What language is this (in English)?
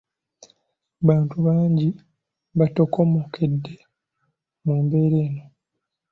Ganda